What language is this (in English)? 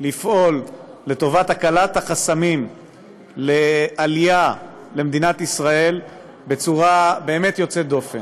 Hebrew